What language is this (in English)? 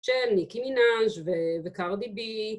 Hebrew